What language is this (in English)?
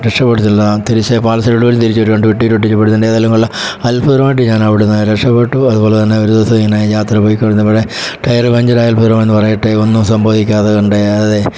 Malayalam